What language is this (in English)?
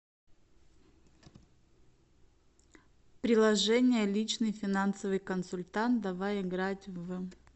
Russian